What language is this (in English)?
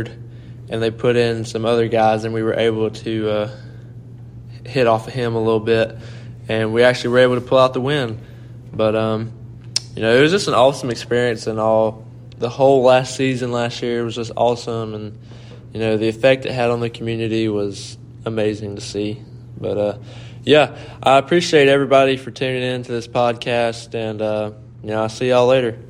English